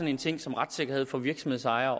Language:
Danish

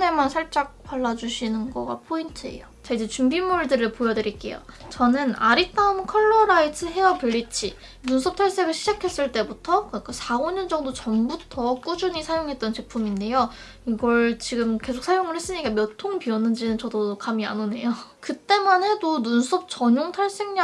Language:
Korean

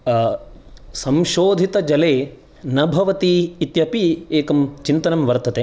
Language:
Sanskrit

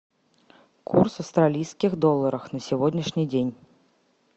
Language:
Russian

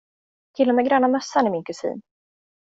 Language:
Swedish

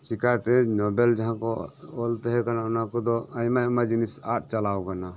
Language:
Santali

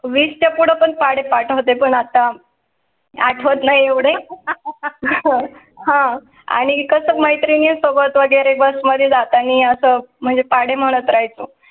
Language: Marathi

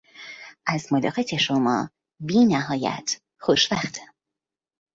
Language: Persian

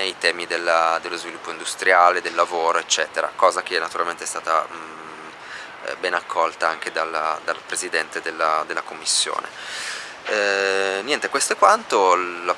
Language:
Italian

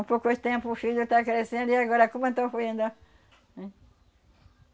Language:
Portuguese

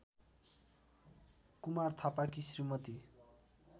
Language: Nepali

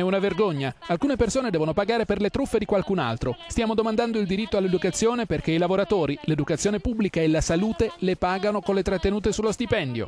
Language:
Italian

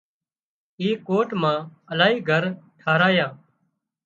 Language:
Wadiyara Koli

